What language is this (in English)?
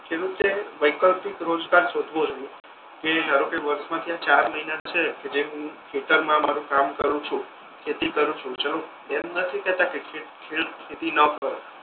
Gujarati